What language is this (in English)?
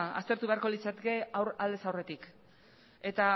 Basque